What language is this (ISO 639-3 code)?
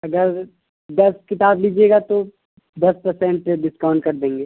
urd